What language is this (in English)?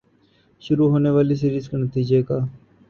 Urdu